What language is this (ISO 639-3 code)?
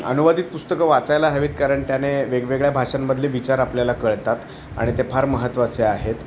mar